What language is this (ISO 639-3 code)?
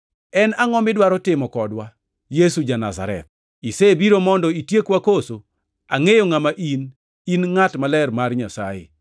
luo